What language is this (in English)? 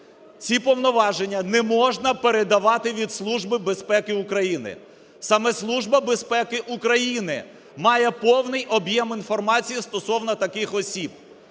Ukrainian